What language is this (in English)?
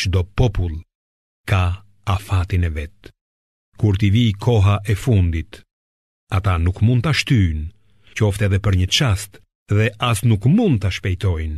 Greek